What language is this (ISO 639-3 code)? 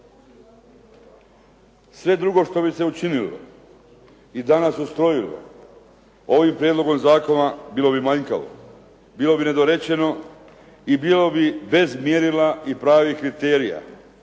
hrv